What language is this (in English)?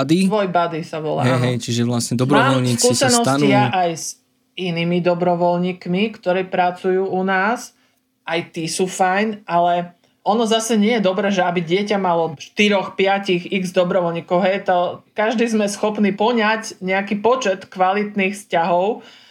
Slovak